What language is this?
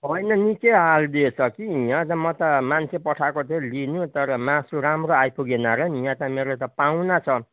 Nepali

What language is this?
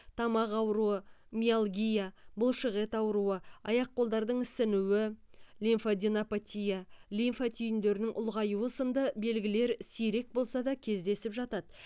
Kazakh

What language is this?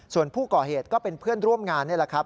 Thai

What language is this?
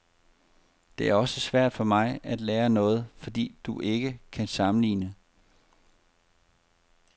Danish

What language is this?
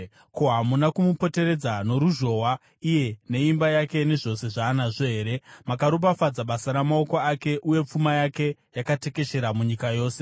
Shona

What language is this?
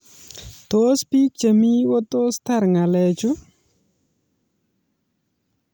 Kalenjin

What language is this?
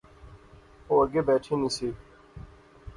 Pahari-Potwari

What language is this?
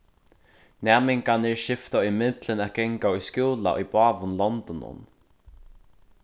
Faroese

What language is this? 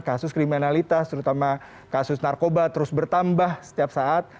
Indonesian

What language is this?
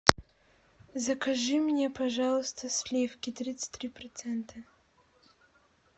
Russian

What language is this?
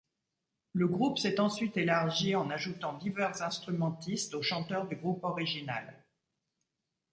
French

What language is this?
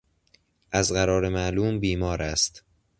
Persian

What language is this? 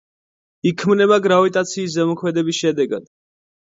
Georgian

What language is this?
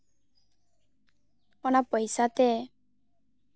Santali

